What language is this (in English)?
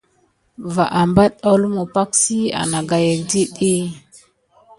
Gidar